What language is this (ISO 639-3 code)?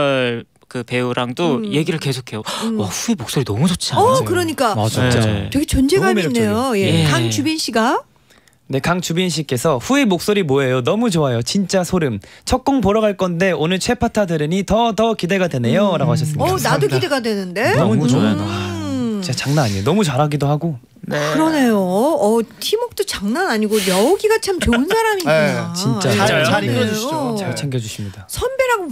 kor